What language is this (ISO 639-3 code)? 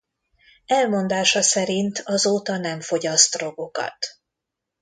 hun